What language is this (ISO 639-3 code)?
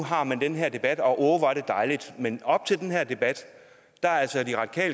dan